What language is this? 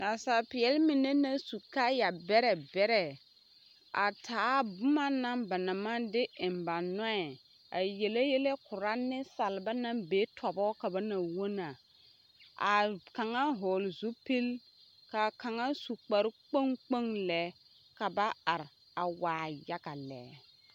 Southern Dagaare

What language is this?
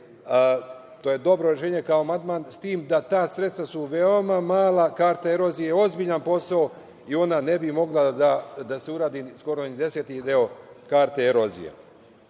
Serbian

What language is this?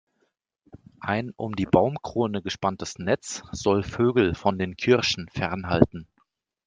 German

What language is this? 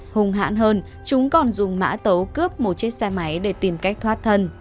Vietnamese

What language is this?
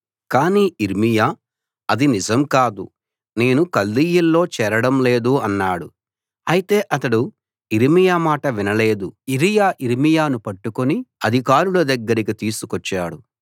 Telugu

